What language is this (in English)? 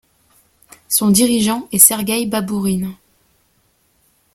French